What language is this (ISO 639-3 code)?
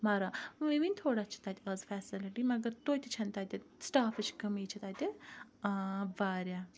kas